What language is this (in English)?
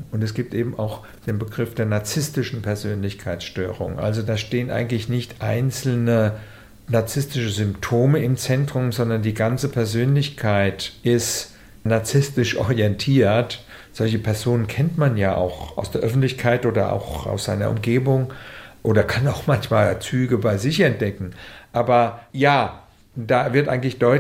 German